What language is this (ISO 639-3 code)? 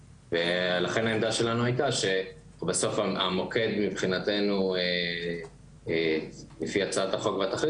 heb